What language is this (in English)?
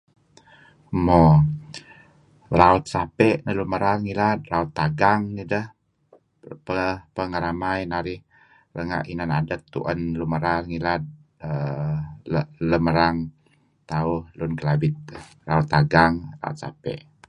Kelabit